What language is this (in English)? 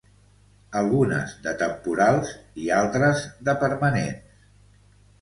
Catalan